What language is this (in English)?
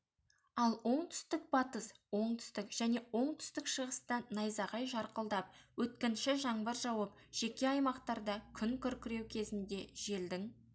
Kazakh